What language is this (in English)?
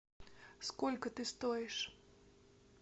Russian